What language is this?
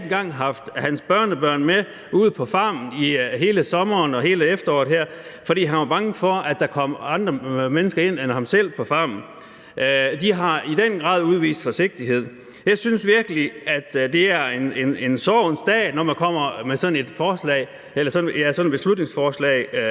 Danish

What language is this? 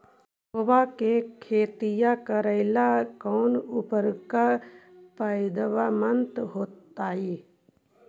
Magahi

